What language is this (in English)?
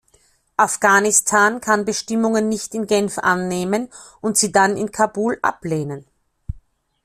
German